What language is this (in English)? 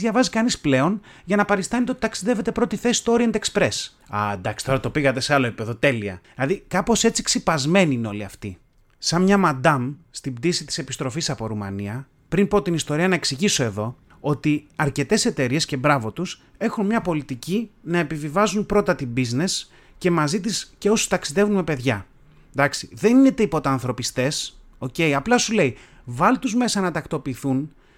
Greek